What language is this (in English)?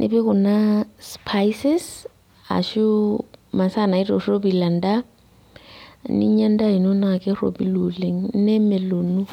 Masai